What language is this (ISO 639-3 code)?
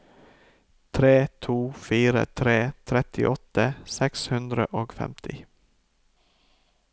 nor